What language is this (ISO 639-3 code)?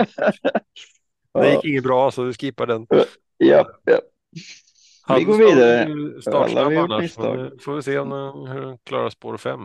swe